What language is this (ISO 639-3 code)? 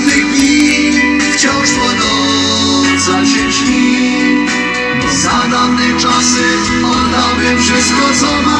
ron